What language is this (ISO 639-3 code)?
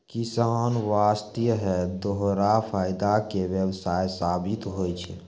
mai